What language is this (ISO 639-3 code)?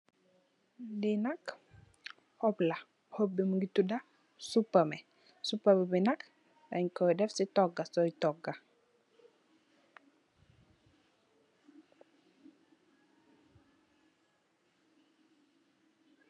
wol